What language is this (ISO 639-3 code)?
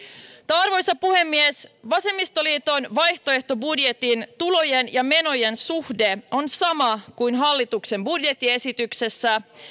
fin